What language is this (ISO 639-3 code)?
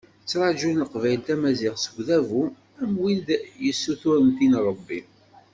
kab